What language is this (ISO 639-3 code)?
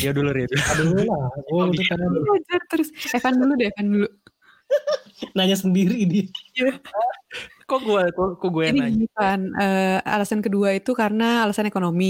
ind